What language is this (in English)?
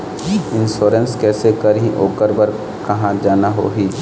Chhattisgarhi